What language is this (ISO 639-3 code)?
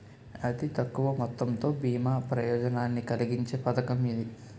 tel